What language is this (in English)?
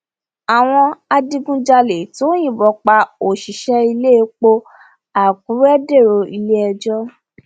Yoruba